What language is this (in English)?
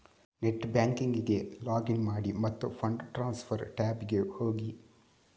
Kannada